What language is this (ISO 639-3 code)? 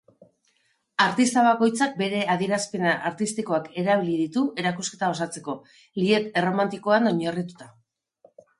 eus